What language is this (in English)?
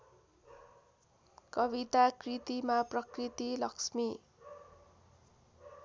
Nepali